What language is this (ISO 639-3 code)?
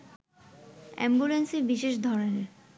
ben